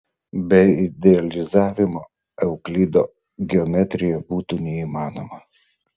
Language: Lithuanian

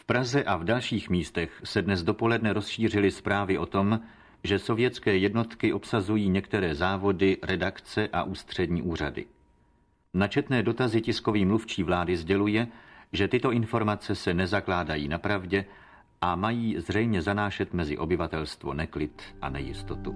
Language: Czech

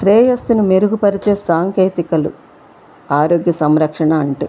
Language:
Telugu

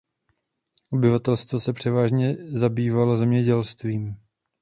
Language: Czech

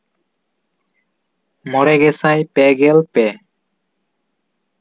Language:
Santali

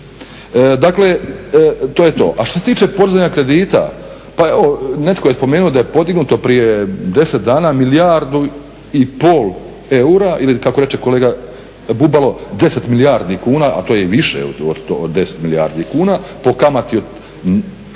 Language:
Croatian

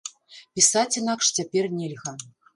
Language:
Belarusian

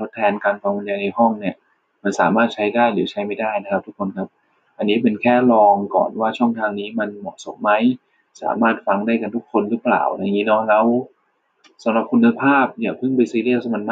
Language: Thai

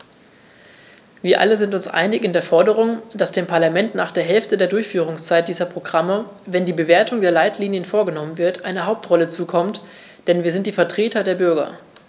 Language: German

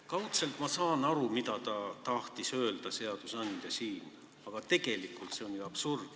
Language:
Estonian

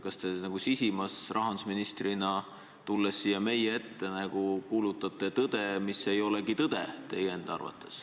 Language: Estonian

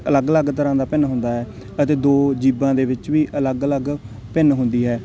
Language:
Punjabi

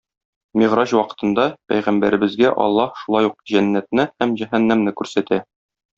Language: Tatar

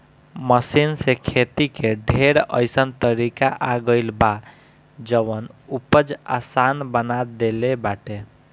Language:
Bhojpuri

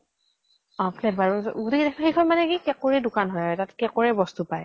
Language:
Assamese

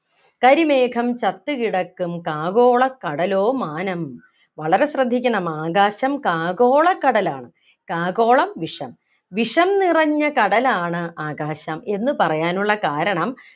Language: Malayalam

